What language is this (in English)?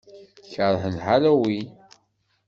Kabyle